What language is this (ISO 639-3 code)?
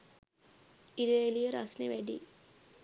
sin